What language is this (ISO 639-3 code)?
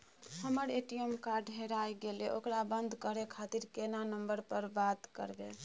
mai